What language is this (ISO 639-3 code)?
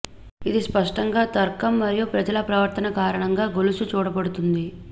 tel